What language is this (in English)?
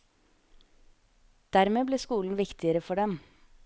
Norwegian